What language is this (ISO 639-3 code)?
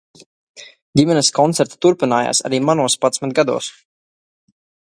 lav